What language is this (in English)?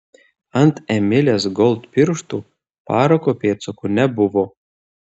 Lithuanian